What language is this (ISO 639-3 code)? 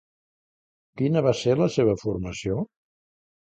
cat